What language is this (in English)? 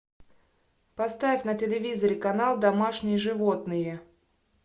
Russian